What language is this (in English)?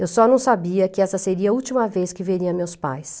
Portuguese